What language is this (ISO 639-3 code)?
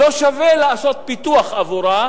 heb